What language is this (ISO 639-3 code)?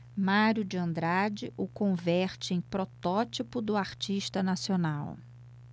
por